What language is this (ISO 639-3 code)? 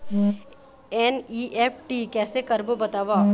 hne